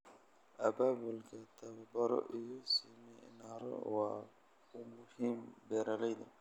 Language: Somali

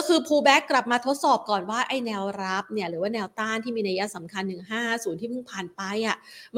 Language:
Thai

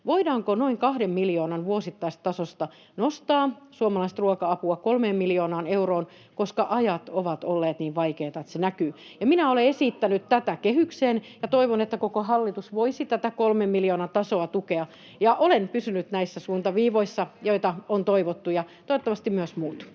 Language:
Finnish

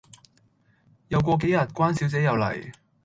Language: Cantonese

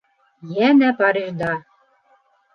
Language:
Bashkir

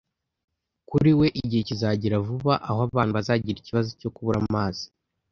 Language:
Kinyarwanda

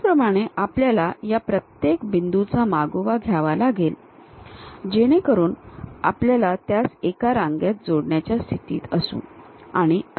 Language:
Marathi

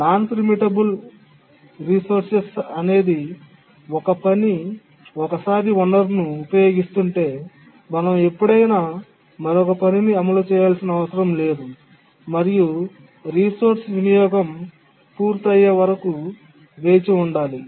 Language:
Telugu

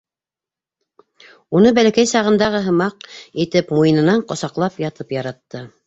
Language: Bashkir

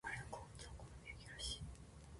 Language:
Japanese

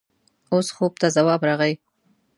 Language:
Pashto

